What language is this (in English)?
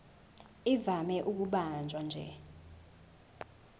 Zulu